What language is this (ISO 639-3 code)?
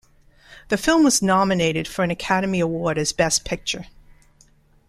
eng